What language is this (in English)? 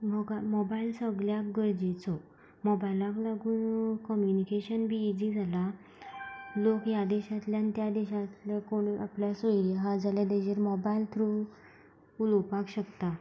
Konkani